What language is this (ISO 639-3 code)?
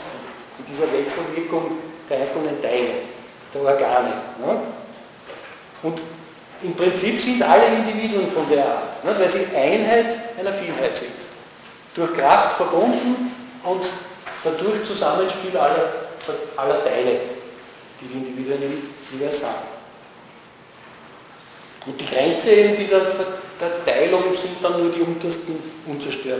deu